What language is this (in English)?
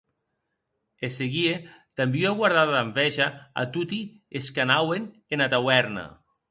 Occitan